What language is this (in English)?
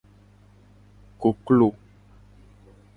Gen